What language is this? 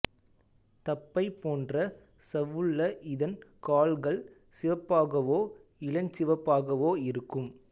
Tamil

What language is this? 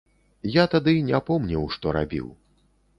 Belarusian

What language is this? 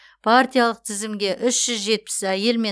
Kazakh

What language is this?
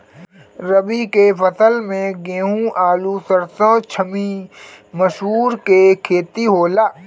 Bhojpuri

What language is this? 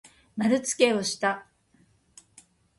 Japanese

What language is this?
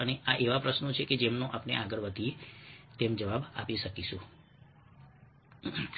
Gujarati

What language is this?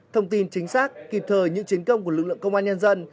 Vietnamese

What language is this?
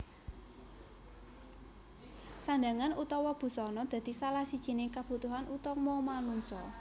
Javanese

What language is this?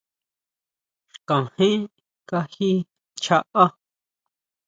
Huautla Mazatec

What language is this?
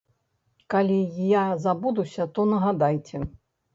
Belarusian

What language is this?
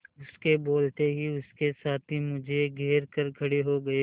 Hindi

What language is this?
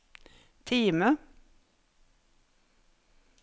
Norwegian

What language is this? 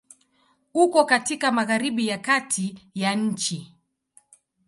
Swahili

